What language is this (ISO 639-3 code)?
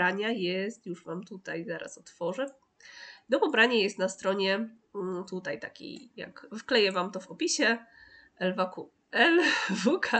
pol